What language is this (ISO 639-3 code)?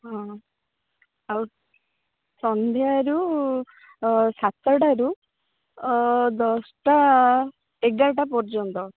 ori